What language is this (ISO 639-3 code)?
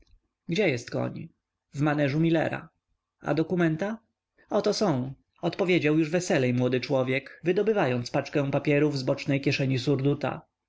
pol